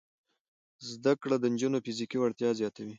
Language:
Pashto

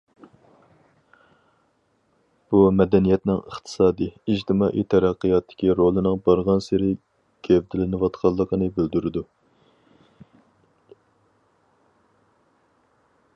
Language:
Uyghur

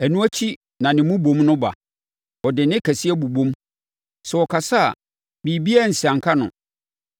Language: Akan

